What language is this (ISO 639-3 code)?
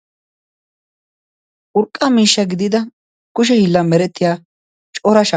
wal